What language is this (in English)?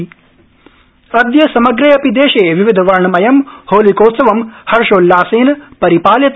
Sanskrit